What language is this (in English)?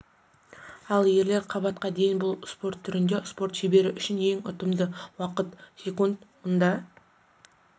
Kazakh